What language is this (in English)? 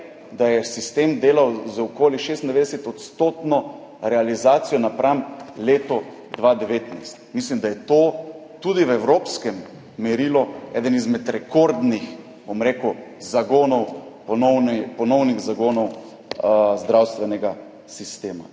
Slovenian